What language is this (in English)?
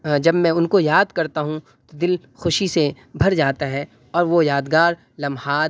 Urdu